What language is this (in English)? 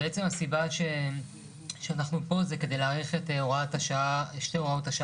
Hebrew